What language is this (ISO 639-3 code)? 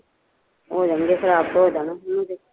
pan